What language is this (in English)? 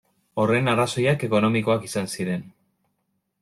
Basque